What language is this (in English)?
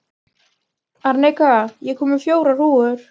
Icelandic